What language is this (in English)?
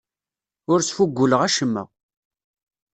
Kabyle